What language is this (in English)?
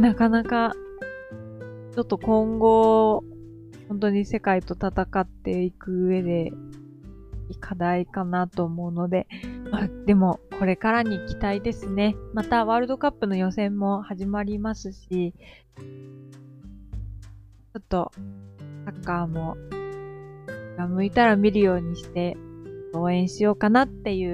Japanese